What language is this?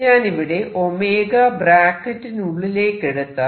Malayalam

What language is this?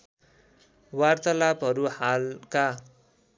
Nepali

